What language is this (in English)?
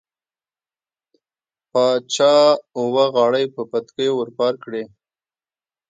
Pashto